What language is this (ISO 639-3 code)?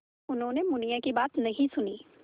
hin